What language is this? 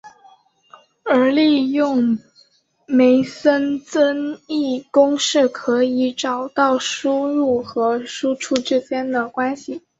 Chinese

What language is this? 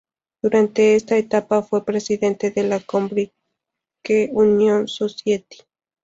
Spanish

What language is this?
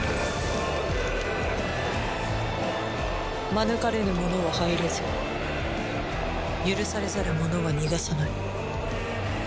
Japanese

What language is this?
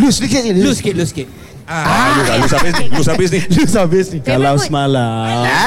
Malay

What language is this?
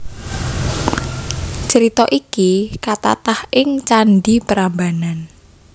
Javanese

